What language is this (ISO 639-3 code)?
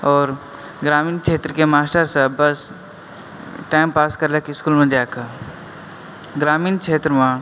mai